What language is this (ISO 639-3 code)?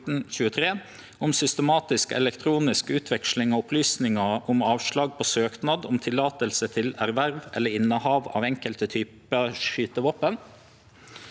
nor